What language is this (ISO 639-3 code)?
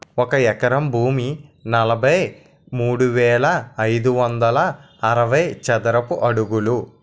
tel